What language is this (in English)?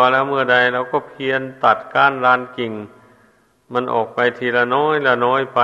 Thai